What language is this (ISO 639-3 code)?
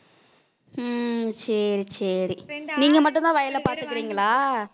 tam